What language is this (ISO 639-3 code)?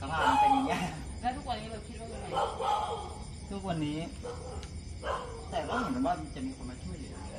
tha